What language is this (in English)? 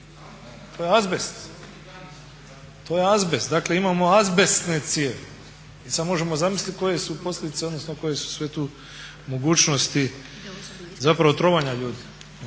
Croatian